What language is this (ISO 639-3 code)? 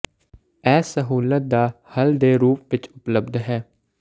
pan